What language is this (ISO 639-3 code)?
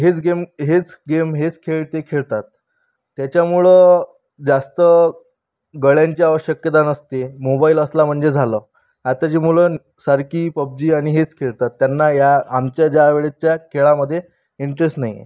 mar